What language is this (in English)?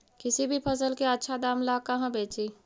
Magahi